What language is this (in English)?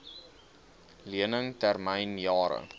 Afrikaans